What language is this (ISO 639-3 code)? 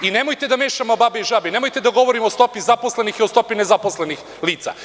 srp